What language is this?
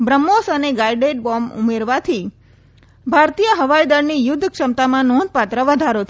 Gujarati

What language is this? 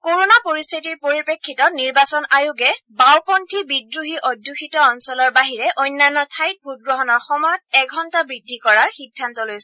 Assamese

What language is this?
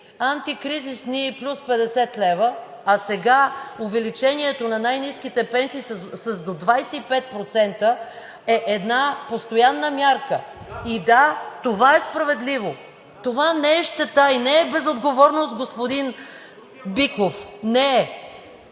Bulgarian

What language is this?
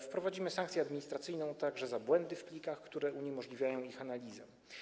Polish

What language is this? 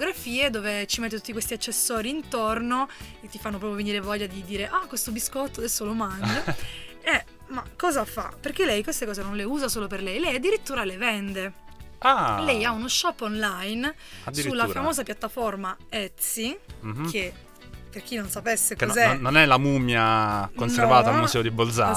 Italian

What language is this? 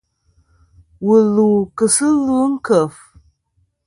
Kom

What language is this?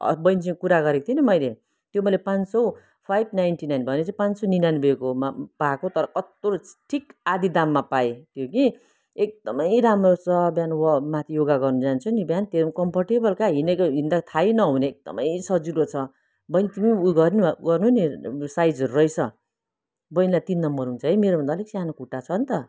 Nepali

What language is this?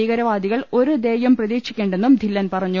Malayalam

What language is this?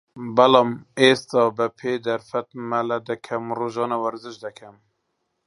Central Kurdish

